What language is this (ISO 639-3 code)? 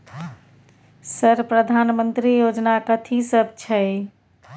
mai